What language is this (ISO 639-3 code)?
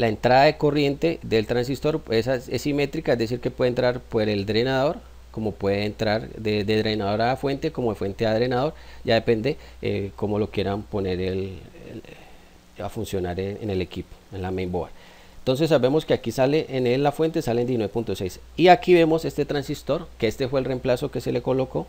spa